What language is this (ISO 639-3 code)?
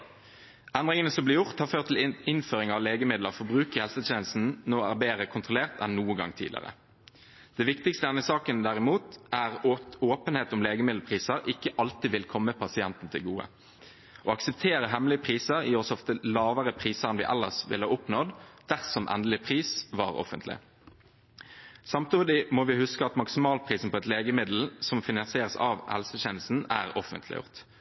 nob